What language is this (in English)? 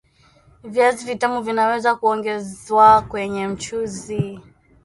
Swahili